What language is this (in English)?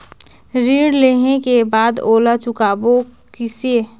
Chhattisgarhi